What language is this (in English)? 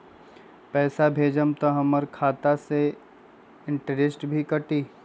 Magahi